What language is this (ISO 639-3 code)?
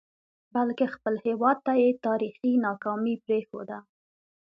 pus